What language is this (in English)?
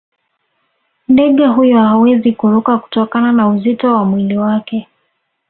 Swahili